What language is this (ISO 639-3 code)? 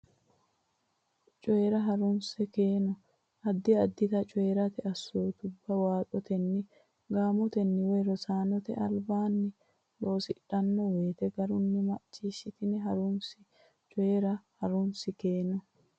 sid